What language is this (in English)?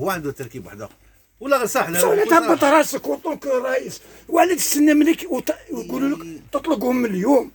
Arabic